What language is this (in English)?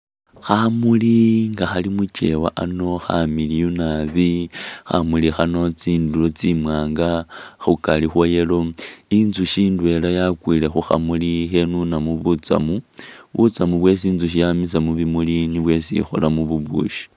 Masaaba